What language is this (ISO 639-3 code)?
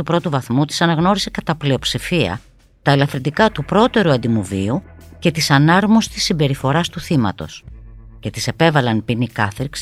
ell